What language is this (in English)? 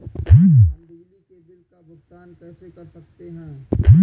Hindi